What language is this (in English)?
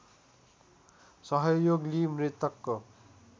Nepali